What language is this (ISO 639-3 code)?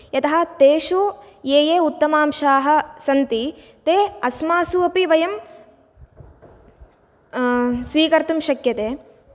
san